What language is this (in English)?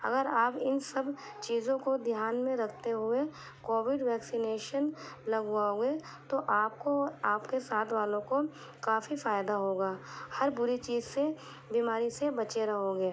Urdu